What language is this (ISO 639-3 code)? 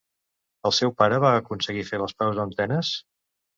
cat